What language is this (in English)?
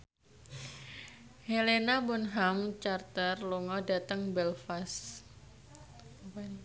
Javanese